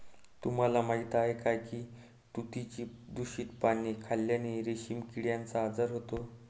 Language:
Marathi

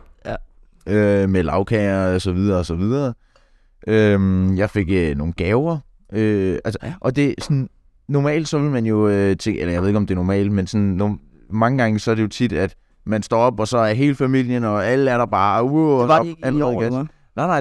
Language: Danish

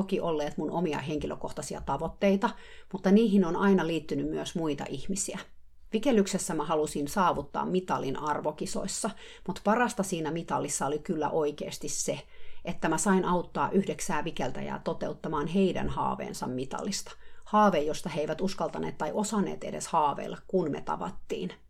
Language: Finnish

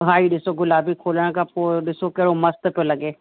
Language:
Sindhi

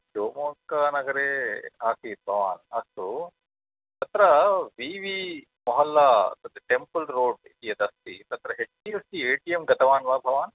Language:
Sanskrit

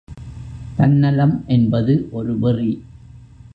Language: Tamil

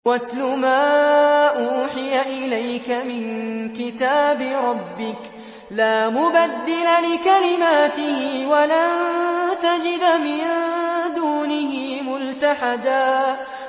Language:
Arabic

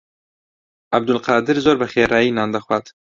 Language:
Central Kurdish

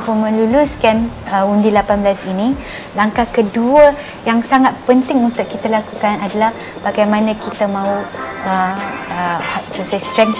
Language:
Malay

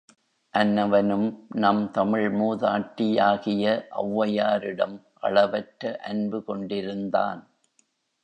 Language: Tamil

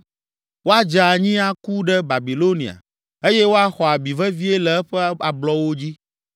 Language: Ewe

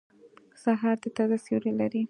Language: Pashto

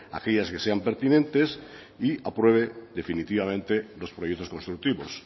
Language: Spanish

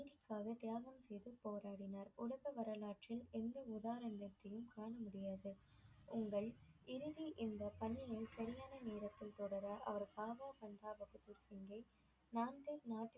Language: Tamil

